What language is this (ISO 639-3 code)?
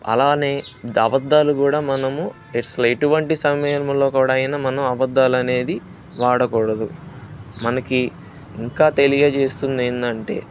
tel